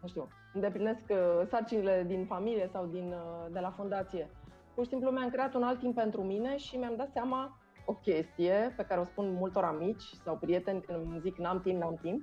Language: Romanian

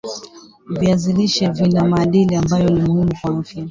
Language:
Swahili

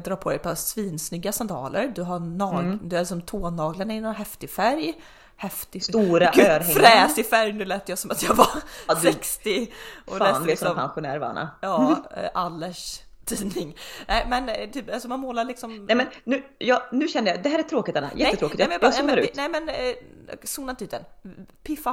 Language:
Swedish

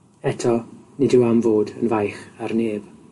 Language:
Welsh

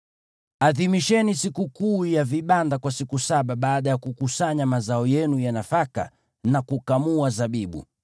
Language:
Swahili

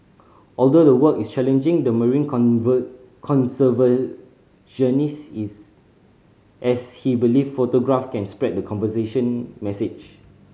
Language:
English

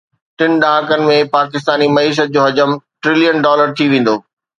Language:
Sindhi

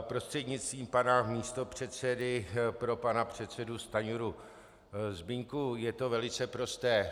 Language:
Czech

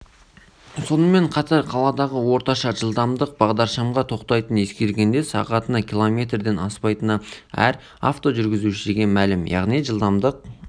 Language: Kazakh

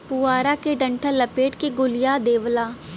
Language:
Bhojpuri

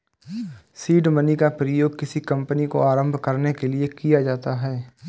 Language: Hindi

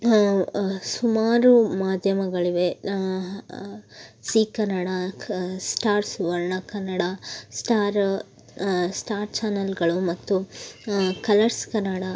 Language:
Kannada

